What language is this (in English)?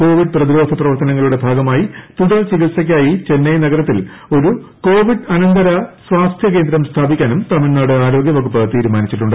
Malayalam